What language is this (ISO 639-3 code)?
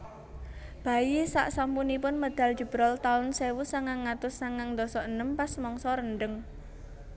jav